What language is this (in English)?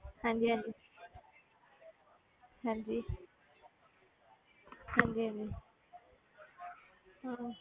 Punjabi